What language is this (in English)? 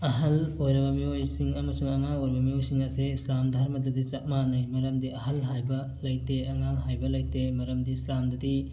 Manipuri